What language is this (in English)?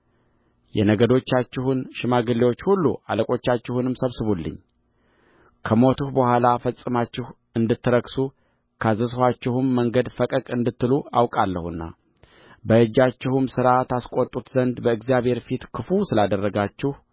Amharic